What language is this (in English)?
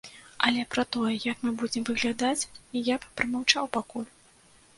Belarusian